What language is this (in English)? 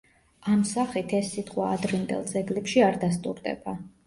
Georgian